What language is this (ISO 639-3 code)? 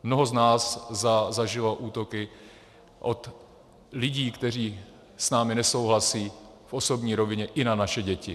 ces